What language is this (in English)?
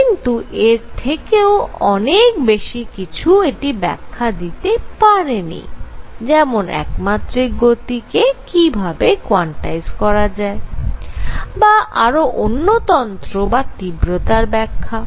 Bangla